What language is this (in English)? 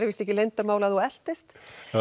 Icelandic